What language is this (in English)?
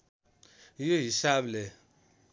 Nepali